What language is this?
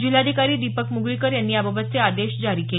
Marathi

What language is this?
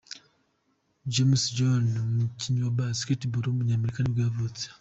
Kinyarwanda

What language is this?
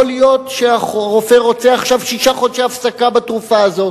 Hebrew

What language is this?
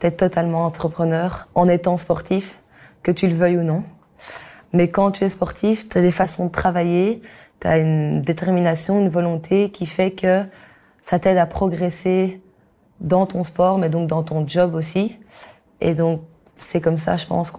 French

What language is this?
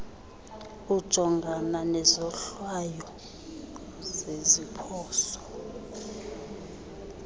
Xhosa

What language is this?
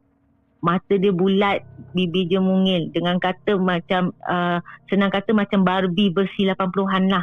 Malay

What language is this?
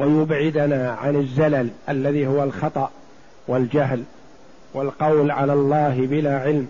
Arabic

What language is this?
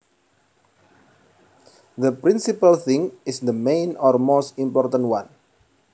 Javanese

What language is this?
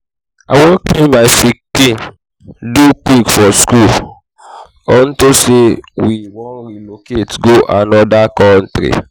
Nigerian Pidgin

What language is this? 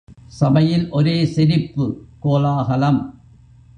Tamil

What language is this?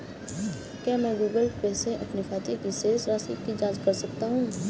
Hindi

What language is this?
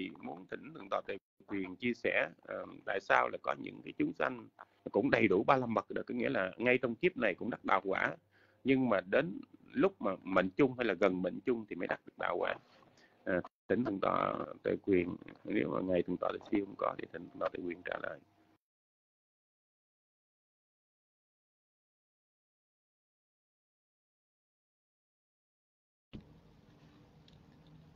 Vietnamese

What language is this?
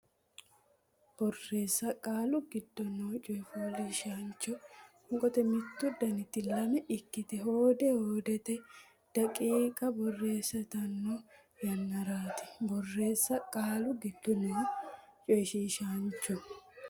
Sidamo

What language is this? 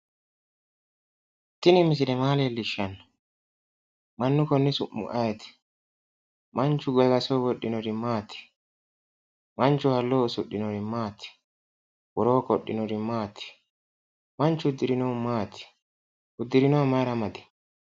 Sidamo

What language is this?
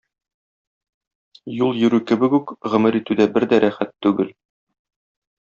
Tatar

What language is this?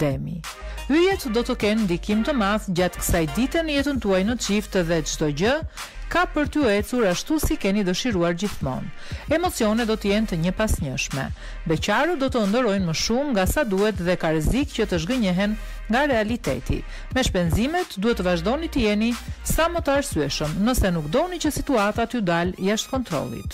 Romanian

